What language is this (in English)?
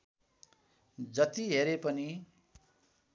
Nepali